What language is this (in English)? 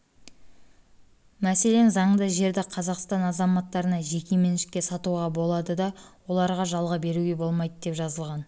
Kazakh